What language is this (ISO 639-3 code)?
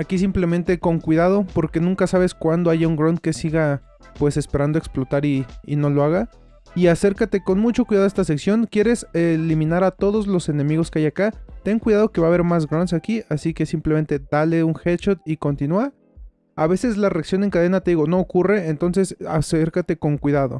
spa